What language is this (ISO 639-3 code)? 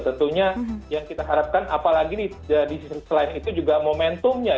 ind